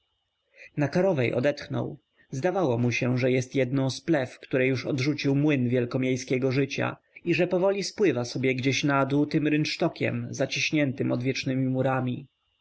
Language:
Polish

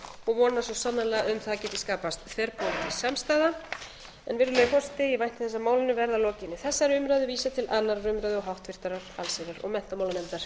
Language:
Icelandic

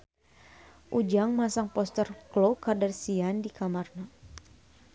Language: Sundanese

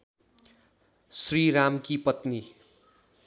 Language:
Nepali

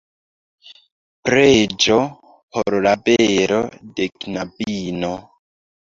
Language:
Esperanto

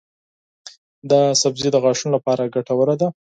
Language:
Pashto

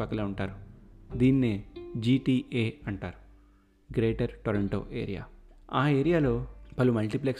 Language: Telugu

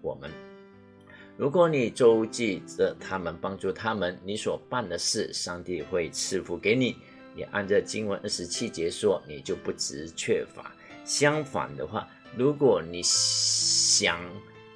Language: Chinese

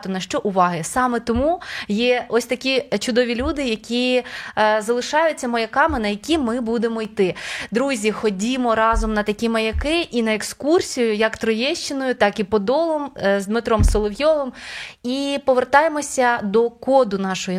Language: Ukrainian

